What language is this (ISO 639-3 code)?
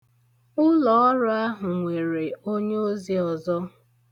ibo